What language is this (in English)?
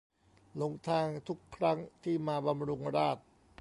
Thai